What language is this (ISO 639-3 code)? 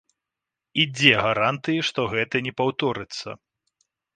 bel